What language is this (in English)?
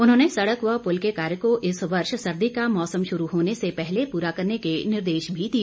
Hindi